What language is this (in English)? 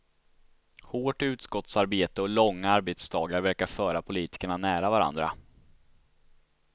Swedish